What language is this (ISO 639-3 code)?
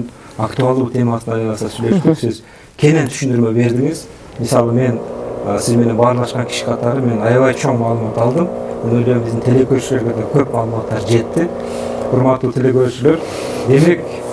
tur